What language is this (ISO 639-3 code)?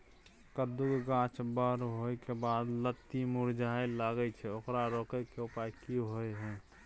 mai